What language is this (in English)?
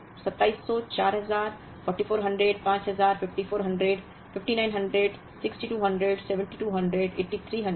Hindi